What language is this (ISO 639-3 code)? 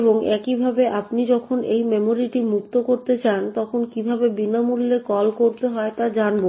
ben